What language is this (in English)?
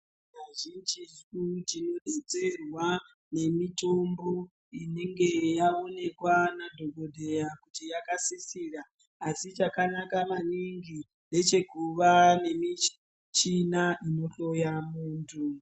Ndau